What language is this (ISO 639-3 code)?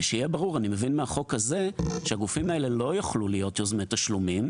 heb